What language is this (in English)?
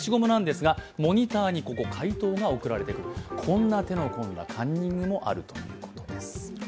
Japanese